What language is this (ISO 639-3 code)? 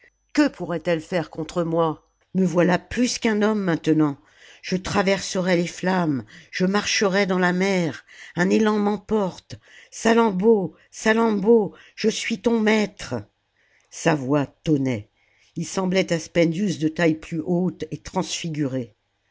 fra